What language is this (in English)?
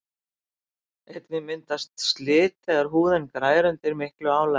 Icelandic